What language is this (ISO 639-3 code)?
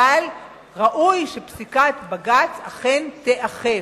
heb